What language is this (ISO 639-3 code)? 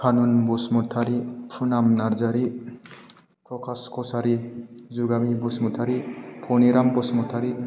brx